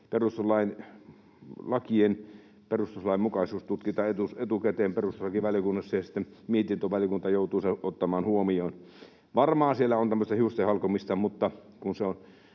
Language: Finnish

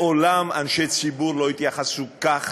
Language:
Hebrew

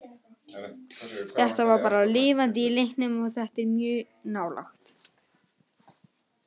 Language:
Icelandic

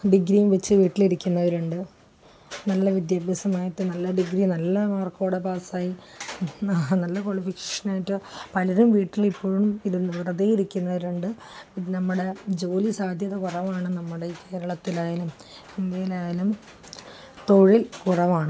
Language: Malayalam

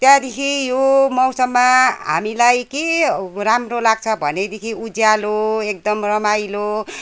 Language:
Nepali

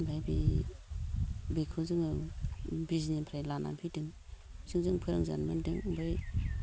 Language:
Bodo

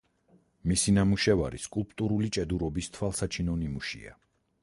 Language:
Georgian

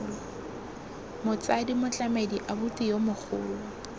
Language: Tswana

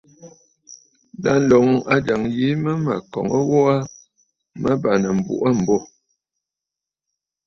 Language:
Bafut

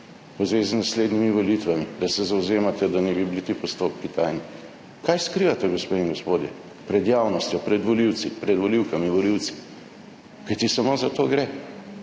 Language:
Slovenian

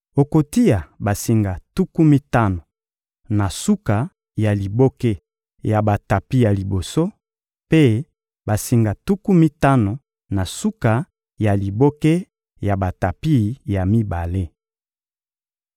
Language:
Lingala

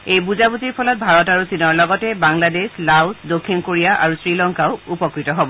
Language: Assamese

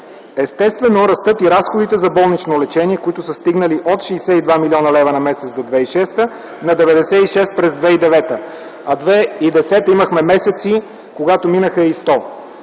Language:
Bulgarian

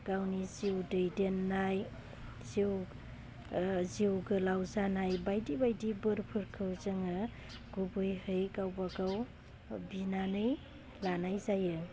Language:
Bodo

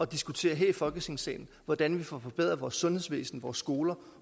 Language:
Danish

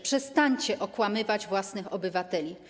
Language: Polish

